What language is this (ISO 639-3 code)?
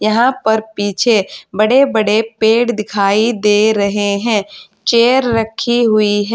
hin